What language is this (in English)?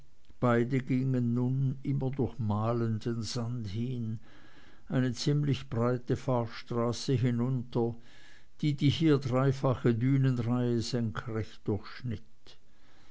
German